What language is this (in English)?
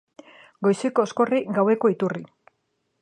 Basque